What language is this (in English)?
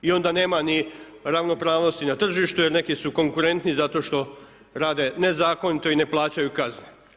Croatian